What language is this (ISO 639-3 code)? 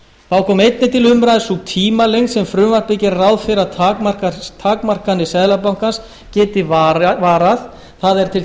isl